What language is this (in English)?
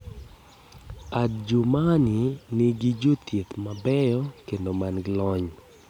Luo (Kenya and Tanzania)